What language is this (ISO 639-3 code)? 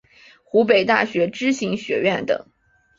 zho